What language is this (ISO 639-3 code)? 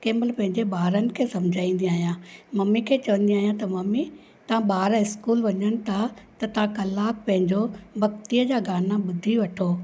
snd